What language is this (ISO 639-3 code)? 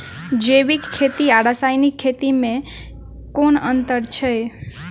mai